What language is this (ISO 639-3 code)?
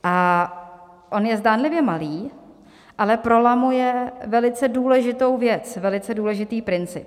ces